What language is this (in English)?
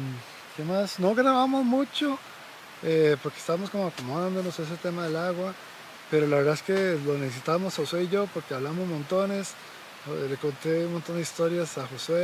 Spanish